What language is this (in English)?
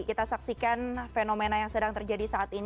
Indonesian